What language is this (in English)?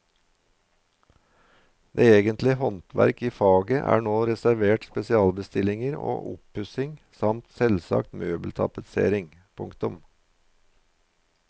Norwegian